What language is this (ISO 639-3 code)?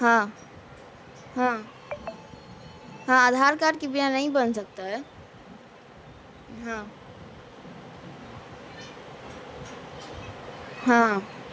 urd